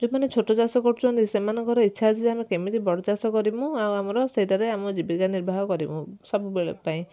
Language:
Odia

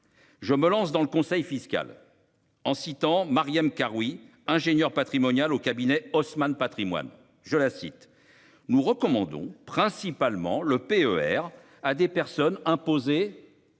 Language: French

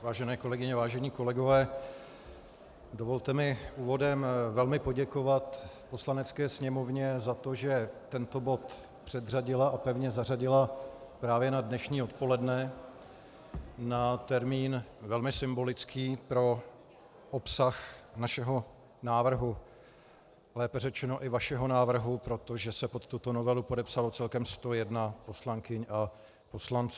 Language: Czech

